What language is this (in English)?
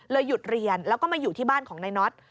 Thai